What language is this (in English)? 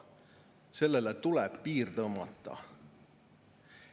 Estonian